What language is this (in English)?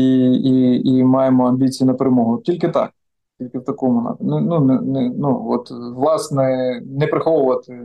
Ukrainian